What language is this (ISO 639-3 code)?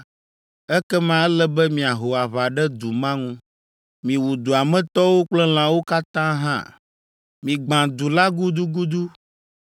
ewe